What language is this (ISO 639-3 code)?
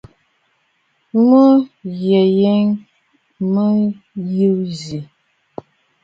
bfd